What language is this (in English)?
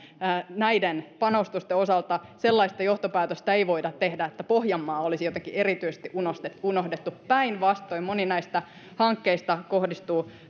Finnish